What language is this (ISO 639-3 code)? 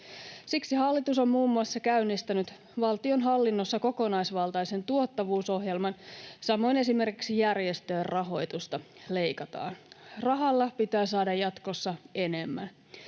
fin